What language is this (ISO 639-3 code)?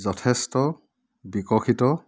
asm